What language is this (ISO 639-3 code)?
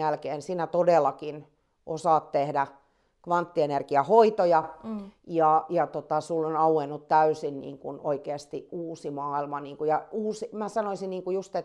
fin